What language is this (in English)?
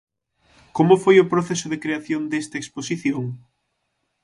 Galician